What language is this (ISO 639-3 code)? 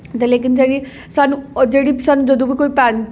doi